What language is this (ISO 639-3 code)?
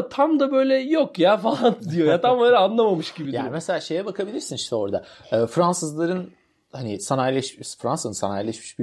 tur